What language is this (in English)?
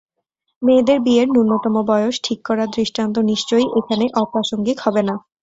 Bangla